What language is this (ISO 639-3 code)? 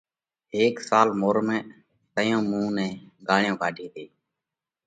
kvx